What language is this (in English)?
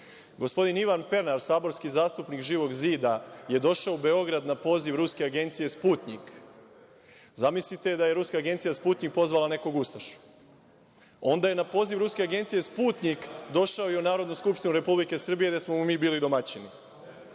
Serbian